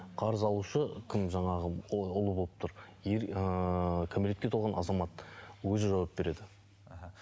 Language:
Kazakh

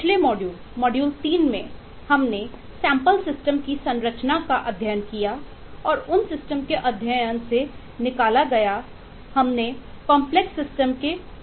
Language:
Hindi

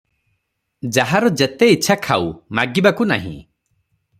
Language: Odia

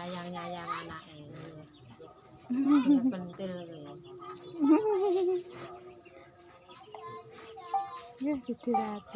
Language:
Indonesian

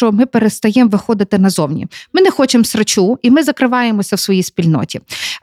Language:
Ukrainian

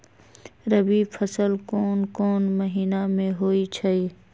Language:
Magahi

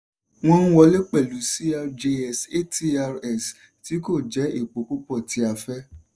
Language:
Yoruba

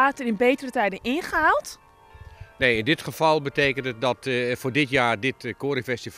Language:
Dutch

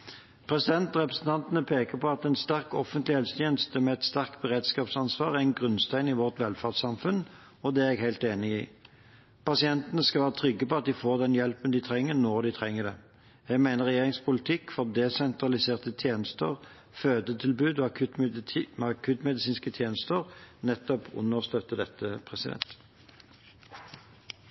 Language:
Norwegian Bokmål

